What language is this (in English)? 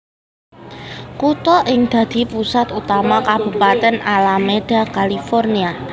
Javanese